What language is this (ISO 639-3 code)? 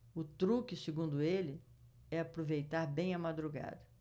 por